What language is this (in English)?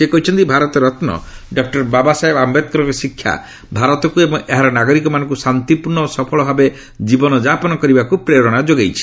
Odia